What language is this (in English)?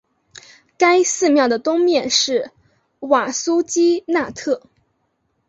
Chinese